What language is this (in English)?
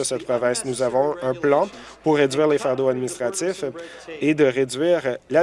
French